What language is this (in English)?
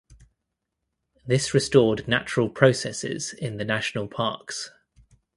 English